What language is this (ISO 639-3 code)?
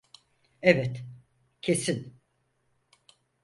tur